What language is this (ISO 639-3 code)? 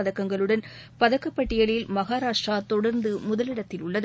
tam